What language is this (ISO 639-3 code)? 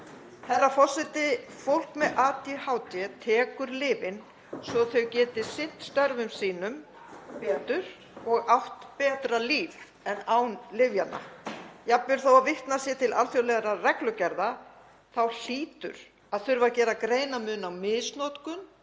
isl